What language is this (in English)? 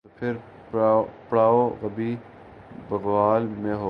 Urdu